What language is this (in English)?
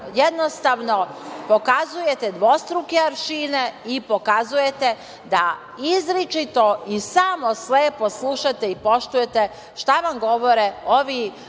Serbian